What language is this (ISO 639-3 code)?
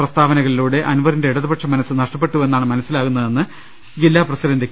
mal